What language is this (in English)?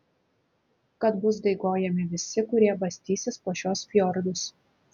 Lithuanian